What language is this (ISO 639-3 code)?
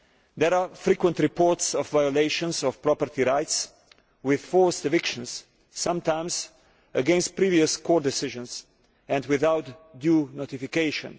eng